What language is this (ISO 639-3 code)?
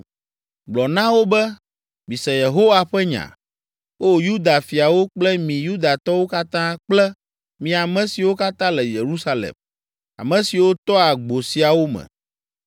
ewe